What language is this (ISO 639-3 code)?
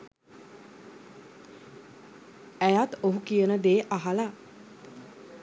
sin